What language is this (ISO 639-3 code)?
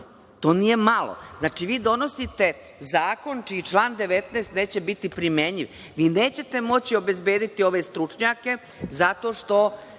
srp